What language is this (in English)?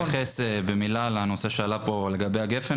Hebrew